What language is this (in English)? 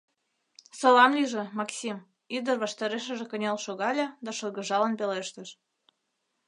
Mari